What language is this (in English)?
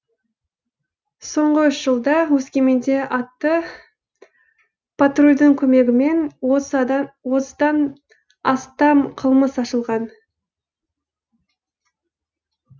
Kazakh